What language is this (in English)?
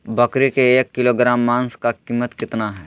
Magahi